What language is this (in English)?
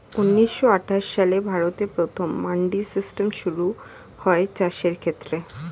Bangla